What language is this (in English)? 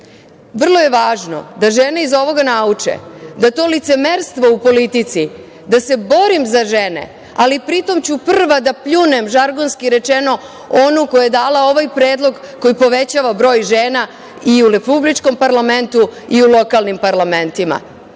Serbian